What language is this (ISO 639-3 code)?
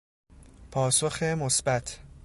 fas